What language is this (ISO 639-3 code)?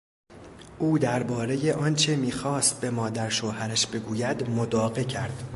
fas